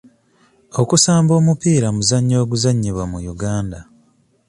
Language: Ganda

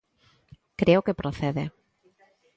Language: Galician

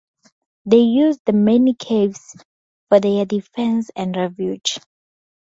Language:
English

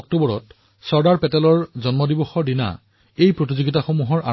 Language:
Assamese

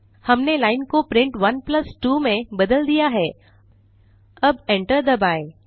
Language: Hindi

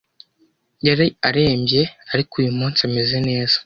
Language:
Kinyarwanda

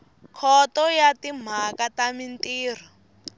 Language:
Tsonga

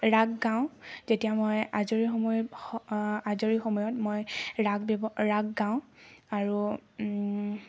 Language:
Assamese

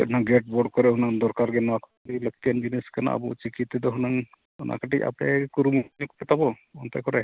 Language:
Santali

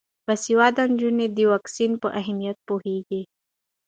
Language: Pashto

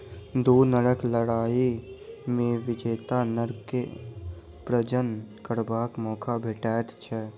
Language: Maithili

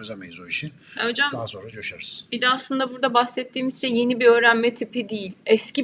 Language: Turkish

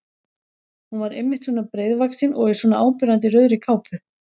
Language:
Icelandic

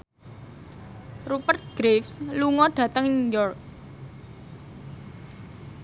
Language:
Javanese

